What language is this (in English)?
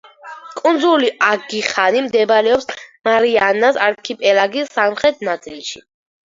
Georgian